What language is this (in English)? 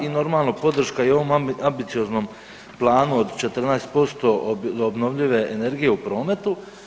Croatian